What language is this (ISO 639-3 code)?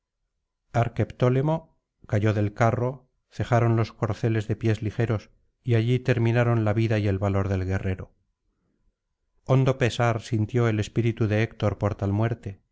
spa